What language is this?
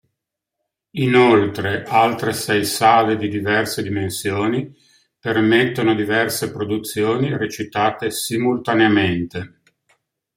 Italian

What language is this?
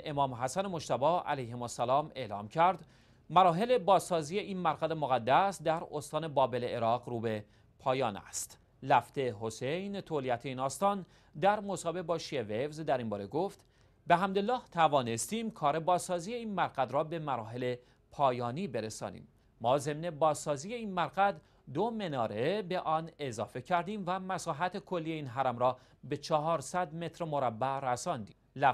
Persian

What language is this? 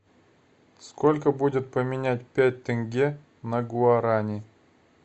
Russian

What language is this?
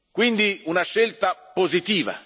Italian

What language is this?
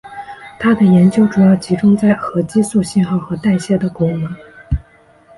Chinese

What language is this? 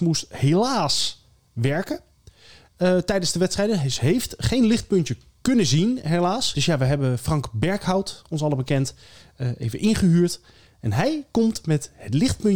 Dutch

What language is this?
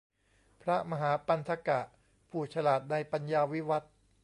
Thai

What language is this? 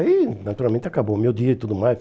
Portuguese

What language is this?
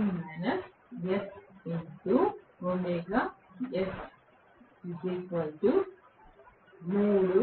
Telugu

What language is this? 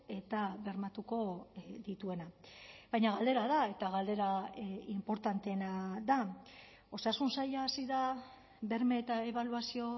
Basque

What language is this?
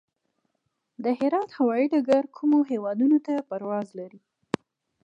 Pashto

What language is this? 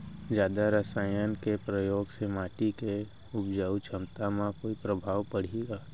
Chhattisgarhi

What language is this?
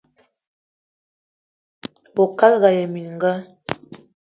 Eton (Cameroon)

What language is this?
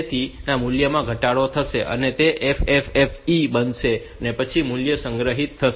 Gujarati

